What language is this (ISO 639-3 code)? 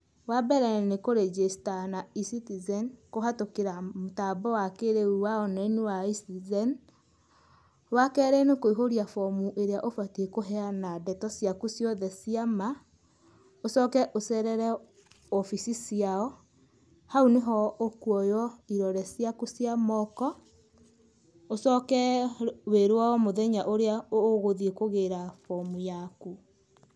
kik